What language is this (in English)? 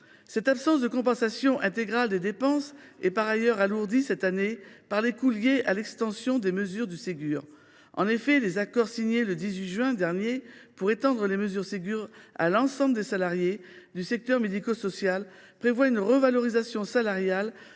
French